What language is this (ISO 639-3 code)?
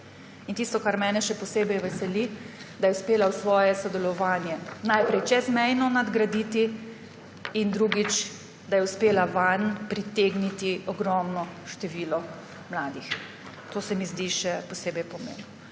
slv